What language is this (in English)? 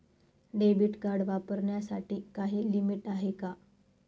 Marathi